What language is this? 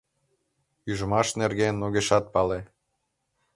Mari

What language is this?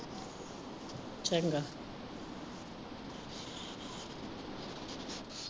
Punjabi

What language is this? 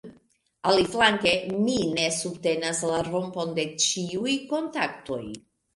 Esperanto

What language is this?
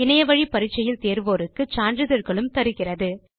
Tamil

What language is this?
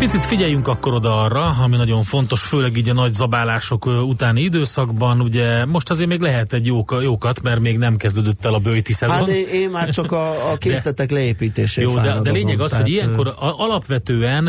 Hungarian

